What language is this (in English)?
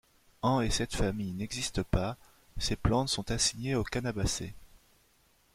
French